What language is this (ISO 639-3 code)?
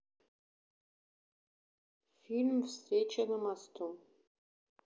rus